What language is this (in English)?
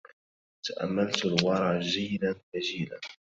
Arabic